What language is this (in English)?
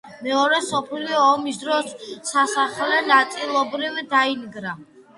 Georgian